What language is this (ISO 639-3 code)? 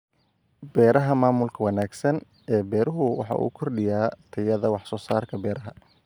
som